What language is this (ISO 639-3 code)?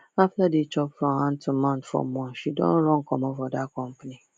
pcm